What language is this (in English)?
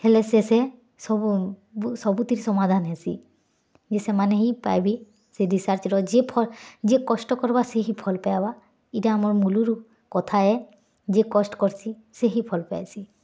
Odia